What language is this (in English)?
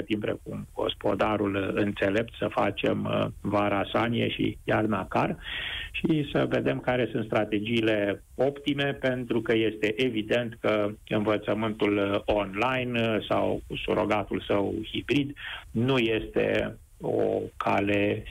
Romanian